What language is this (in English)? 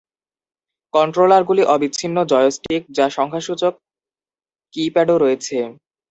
Bangla